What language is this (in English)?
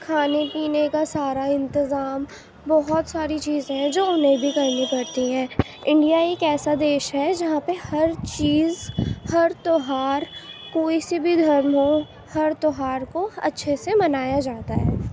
Urdu